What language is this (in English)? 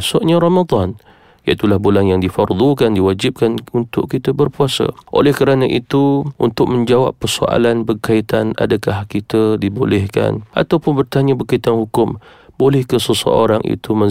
Malay